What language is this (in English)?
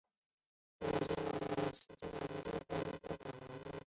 Chinese